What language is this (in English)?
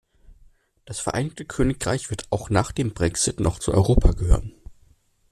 German